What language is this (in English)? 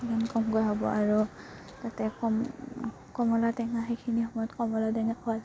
Assamese